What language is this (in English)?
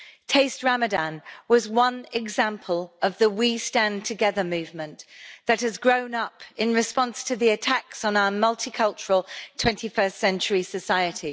English